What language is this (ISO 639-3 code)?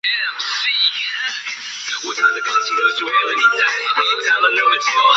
zho